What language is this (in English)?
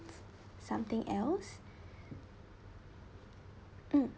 English